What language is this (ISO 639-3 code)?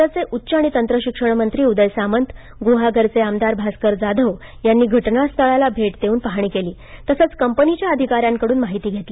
mar